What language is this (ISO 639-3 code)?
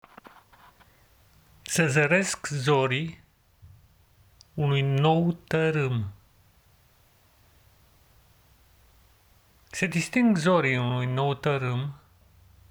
ron